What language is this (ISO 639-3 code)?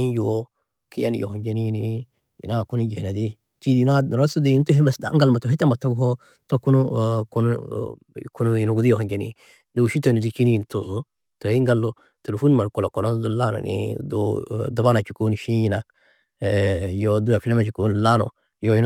tuq